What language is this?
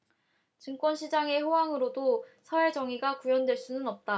Korean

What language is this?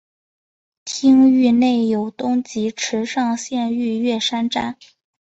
Chinese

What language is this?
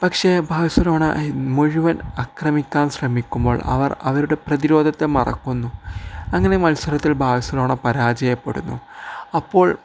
Malayalam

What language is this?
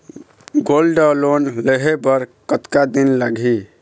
Chhattisgarhi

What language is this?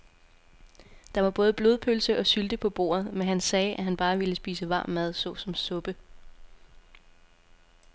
Danish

